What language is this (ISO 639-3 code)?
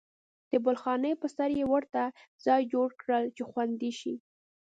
pus